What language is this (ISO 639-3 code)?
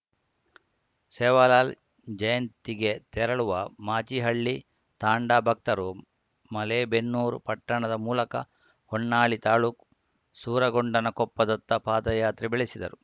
kan